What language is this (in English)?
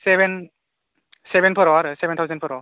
Bodo